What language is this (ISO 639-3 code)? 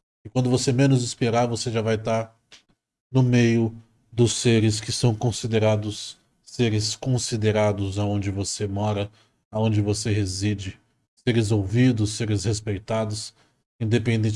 por